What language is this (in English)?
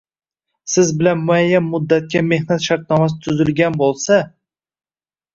Uzbek